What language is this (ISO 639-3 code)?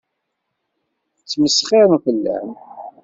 kab